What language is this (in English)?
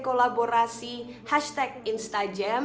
Indonesian